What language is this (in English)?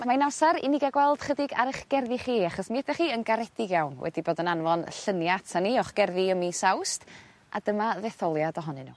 Welsh